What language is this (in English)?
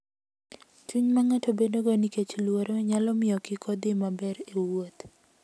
Luo (Kenya and Tanzania)